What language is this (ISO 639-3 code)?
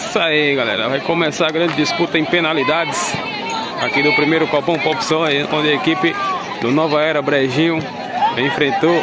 por